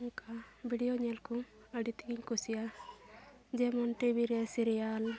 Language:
Santali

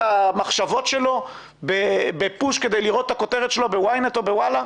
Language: Hebrew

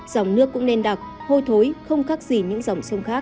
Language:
Vietnamese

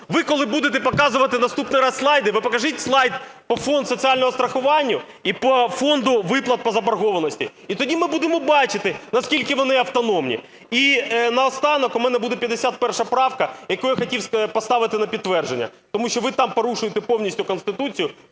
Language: Ukrainian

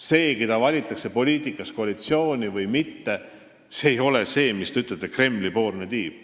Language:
Estonian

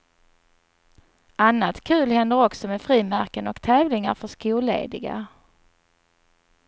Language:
Swedish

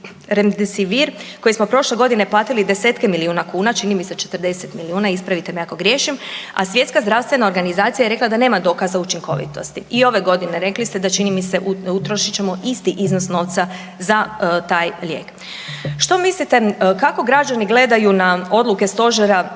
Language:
Croatian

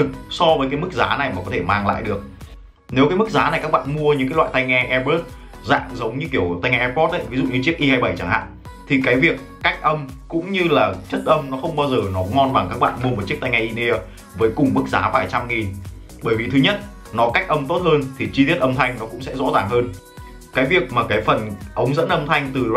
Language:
Vietnamese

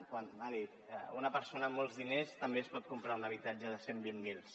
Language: Catalan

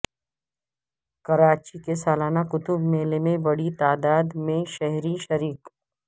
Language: Urdu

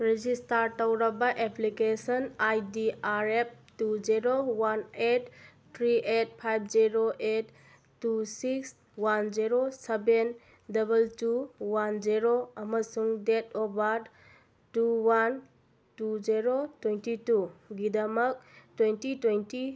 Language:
Manipuri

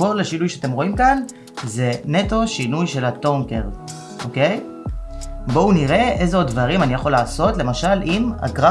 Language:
Hebrew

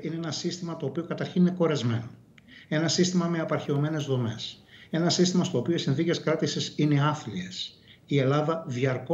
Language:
Greek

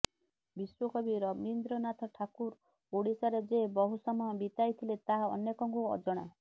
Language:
Odia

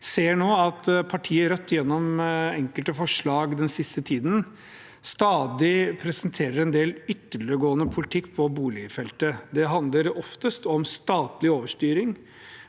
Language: Norwegian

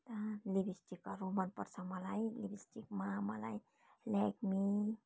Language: Nepali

